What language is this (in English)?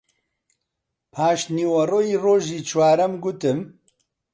Central Kurdish